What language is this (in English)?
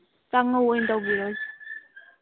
Manipuri